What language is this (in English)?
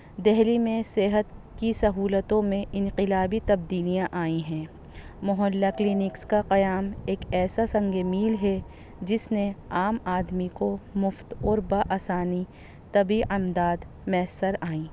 Urdu